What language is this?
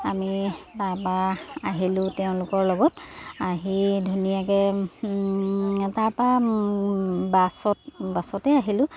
Assamese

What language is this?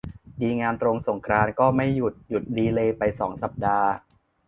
Thai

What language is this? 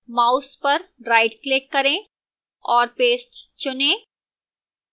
Hindi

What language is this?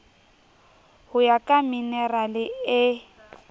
Southern Sotho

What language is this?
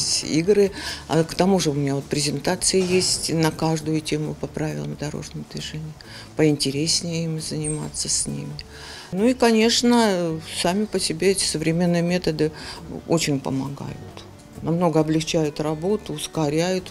Russian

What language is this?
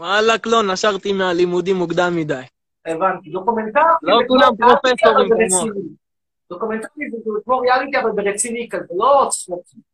Hebrew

